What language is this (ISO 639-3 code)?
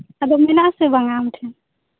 sat